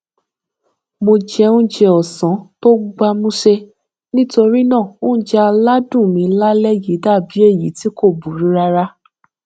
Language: Yoruba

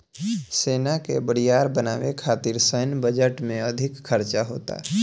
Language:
Bhojpuri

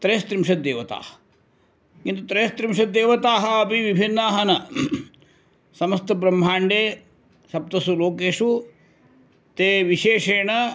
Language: Sanskrit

